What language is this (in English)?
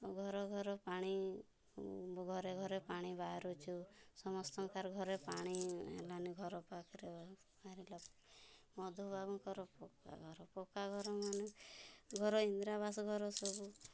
Odia